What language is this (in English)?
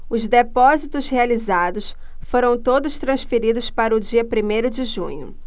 Portuguese